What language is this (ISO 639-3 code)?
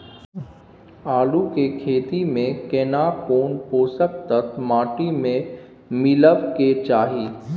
mai